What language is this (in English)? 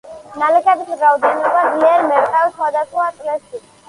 Georgian